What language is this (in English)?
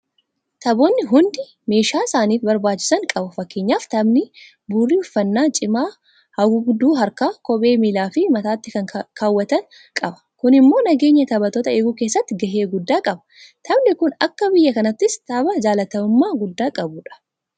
Oromo